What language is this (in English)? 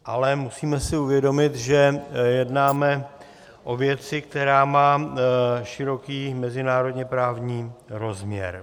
Czech